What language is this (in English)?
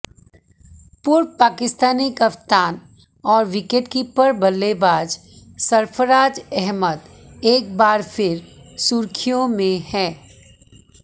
Hindi